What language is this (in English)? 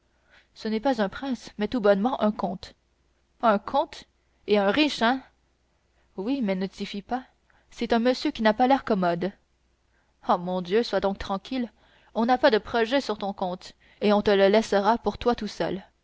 French